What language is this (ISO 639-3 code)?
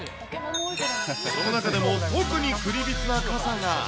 jpn